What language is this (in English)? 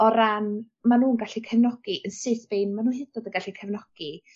Welsh